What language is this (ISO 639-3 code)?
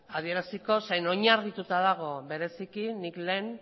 eus